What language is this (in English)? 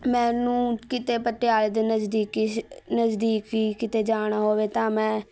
Punjabi